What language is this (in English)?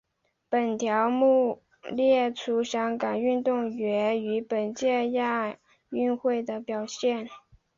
Chinese